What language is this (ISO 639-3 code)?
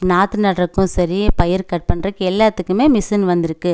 tam